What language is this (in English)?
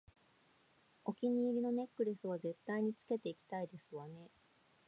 Japanese